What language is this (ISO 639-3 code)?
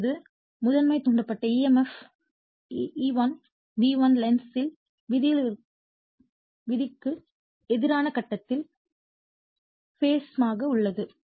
tam